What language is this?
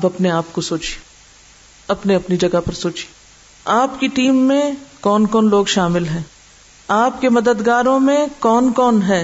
Urdu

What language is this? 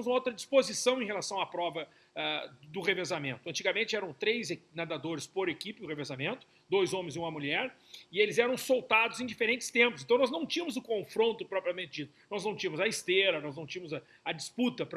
Portuguese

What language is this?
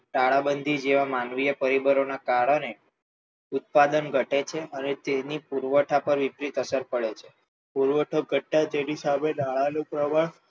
Gujarati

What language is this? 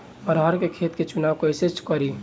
Bhojpuri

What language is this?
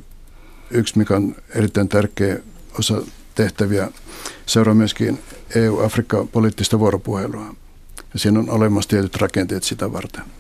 Finnish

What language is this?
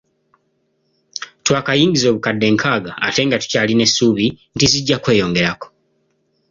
Ganda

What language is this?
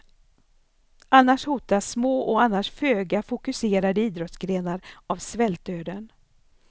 Swedish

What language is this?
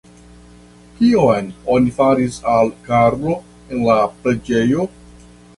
Esperanto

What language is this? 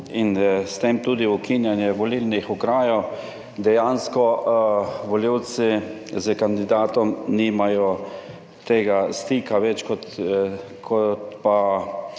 Slovenian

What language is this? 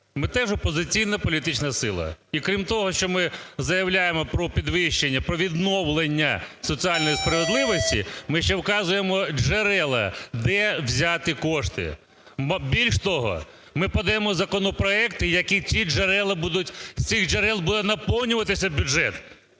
Ukrainian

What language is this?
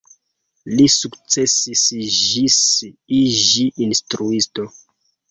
Esperanto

